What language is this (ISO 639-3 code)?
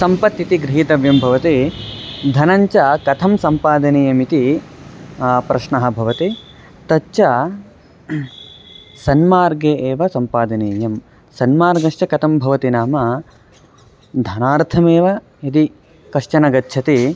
san